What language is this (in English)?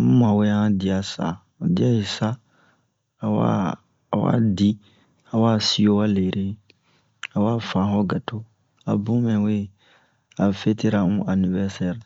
Bomu